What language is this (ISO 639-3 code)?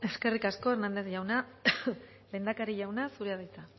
eus